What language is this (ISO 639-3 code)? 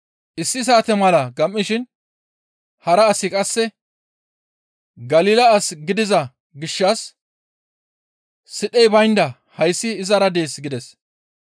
gmv